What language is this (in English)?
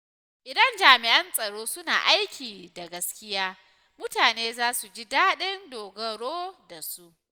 Hausa